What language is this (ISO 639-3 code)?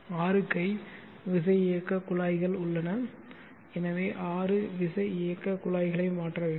tam